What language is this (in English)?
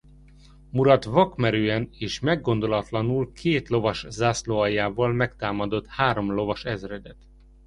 Hungarian